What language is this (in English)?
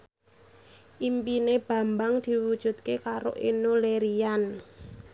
Javanese